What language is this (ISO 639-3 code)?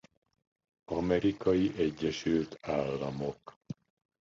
hun